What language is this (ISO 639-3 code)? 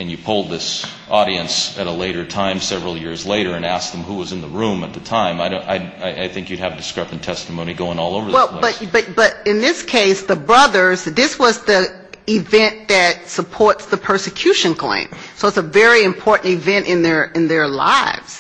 eng